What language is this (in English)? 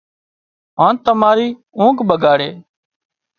Wadiyara Koli